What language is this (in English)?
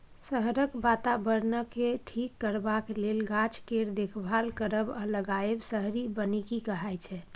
Maithili